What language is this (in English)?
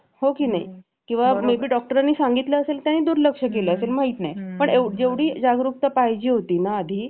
Marathi